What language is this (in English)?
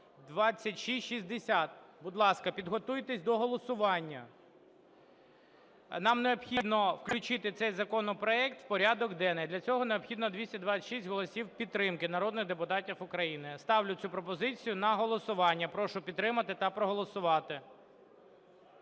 Ukrainian